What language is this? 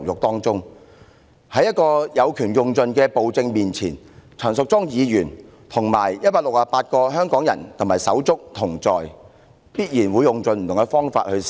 Cantonese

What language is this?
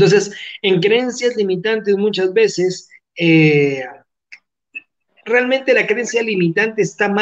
Spanish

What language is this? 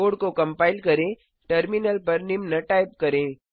Hindi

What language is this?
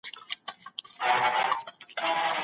Pashto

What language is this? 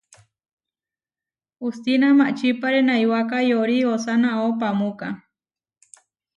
Huarijio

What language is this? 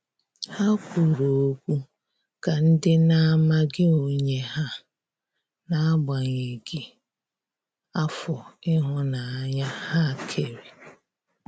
Igbo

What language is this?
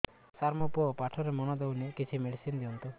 Odia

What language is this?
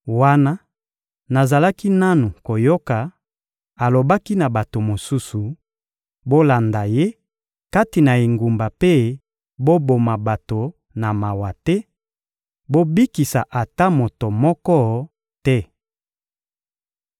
Lingala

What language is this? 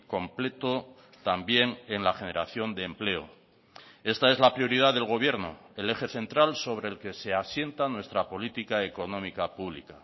Spanish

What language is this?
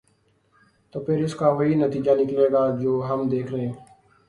Urdu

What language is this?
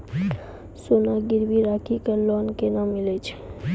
Maithili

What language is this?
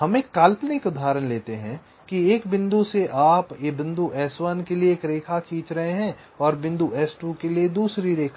Hindi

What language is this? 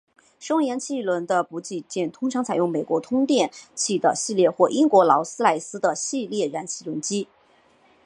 Chinese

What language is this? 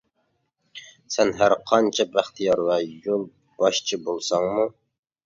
Uyghur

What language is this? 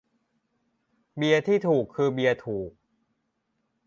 Thai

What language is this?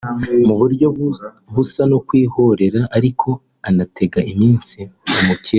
Kinyarwanda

